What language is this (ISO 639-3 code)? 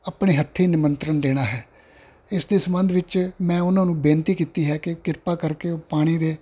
pan